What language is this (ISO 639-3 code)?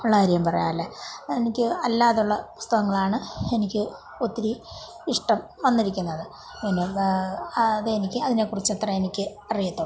mal